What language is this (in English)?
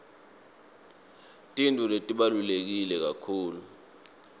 Swati